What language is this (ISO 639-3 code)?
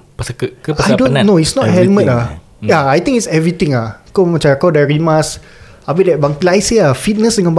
msa